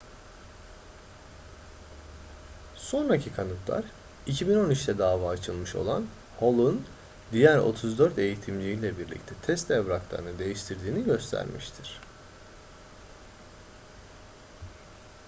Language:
Turkish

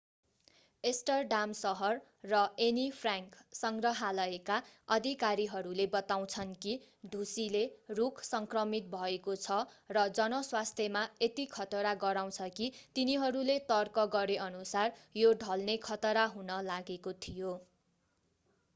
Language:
Nepali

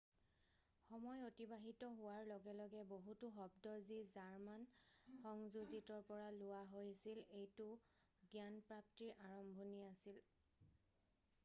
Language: Assamese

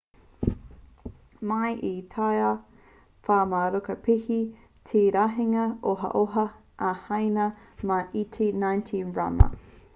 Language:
Māori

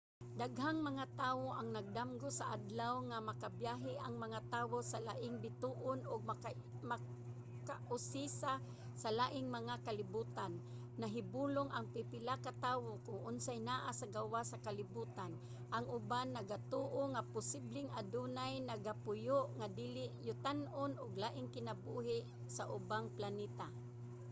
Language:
Cebuano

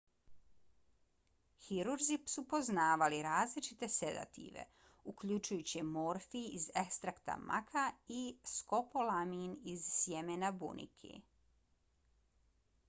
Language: Bosnian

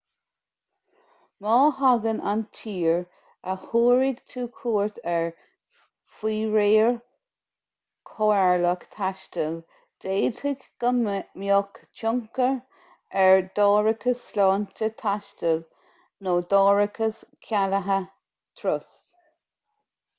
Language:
Irish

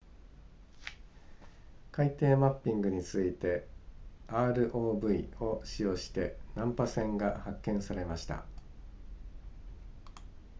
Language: Japanese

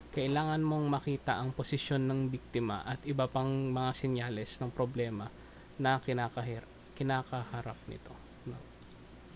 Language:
Filipino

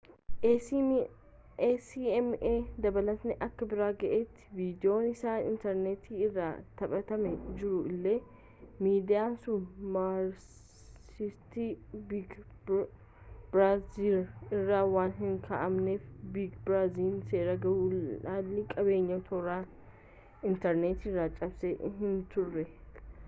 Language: Oromo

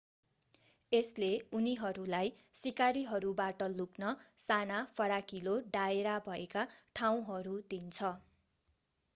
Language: Nepali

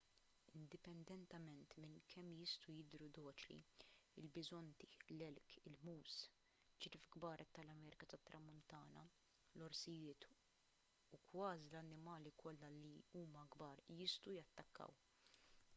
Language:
Maltese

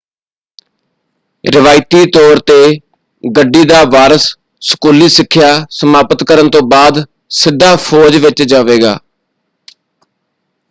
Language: Punjabi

